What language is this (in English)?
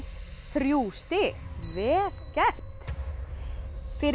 Icelandic